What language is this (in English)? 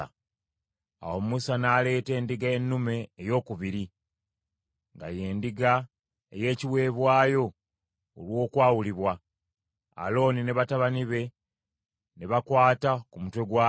Ganda